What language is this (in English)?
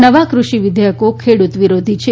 Gujarati